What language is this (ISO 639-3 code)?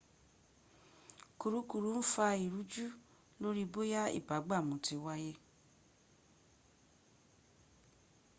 yor